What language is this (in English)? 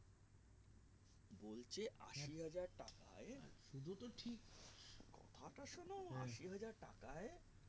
Bangla